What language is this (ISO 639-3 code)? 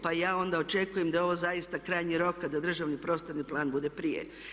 hrv